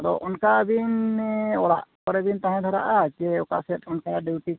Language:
Santali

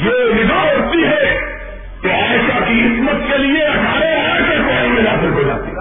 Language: Urdu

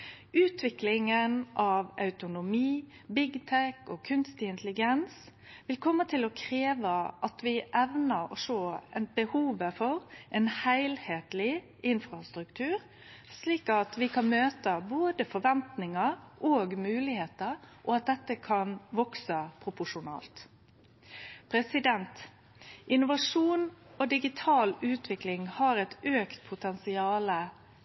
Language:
Norwegian Nynorsk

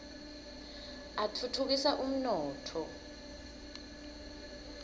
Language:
Swati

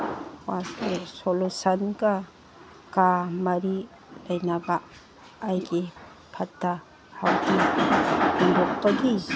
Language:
Manipuri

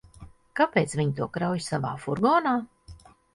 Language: Latvian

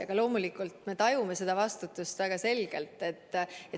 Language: Estonian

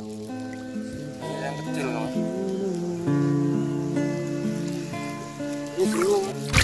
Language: Indonesian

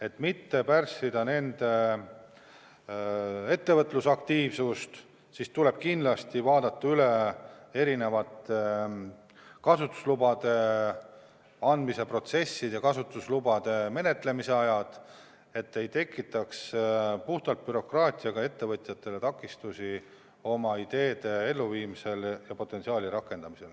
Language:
Estonian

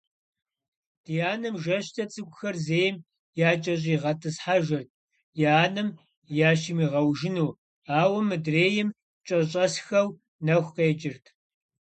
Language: Kabardian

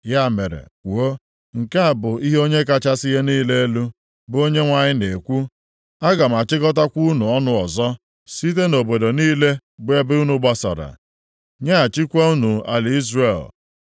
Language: Igbo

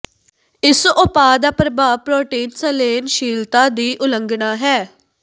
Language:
Punjabi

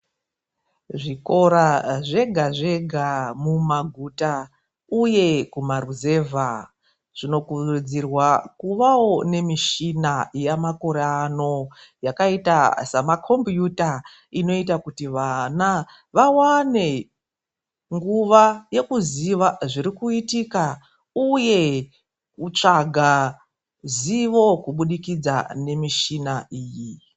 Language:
Ndau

